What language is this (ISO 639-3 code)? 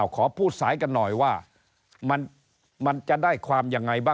tha